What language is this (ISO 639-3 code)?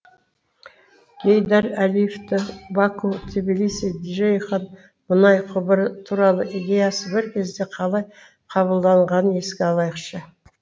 kaz